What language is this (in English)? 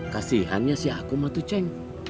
Indonesian